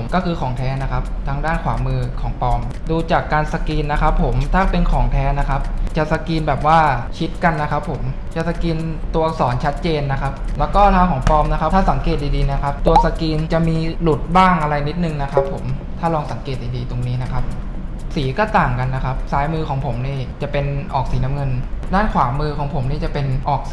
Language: Thai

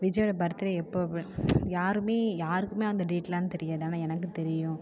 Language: Tamil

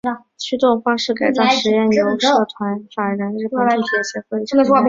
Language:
Chinese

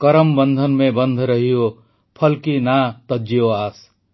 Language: Odia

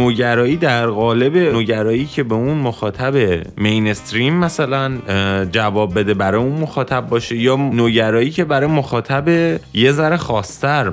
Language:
Persian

